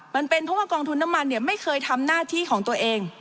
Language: Thai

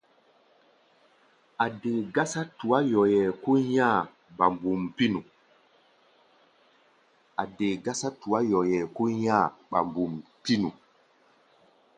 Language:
Gbaya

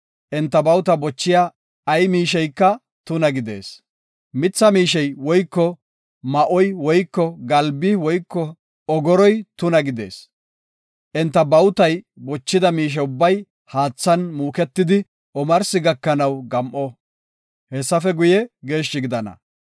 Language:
Gofa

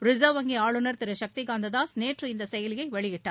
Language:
Tamil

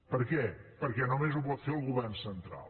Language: Catalan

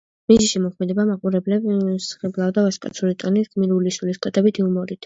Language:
Georgian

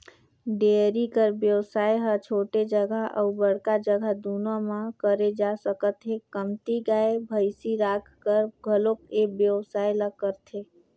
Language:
Chhattisgarhi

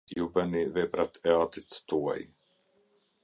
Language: Albanian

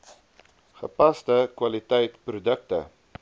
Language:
Afrikaans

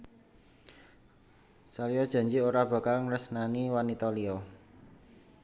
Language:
Javanese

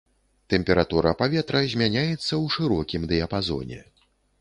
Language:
Belarusian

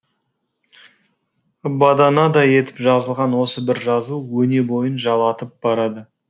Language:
Kazakh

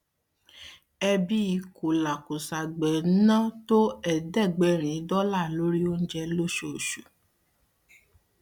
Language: Yoruba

